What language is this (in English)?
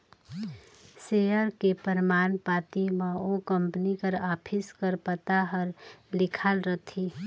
Chhattisgarhi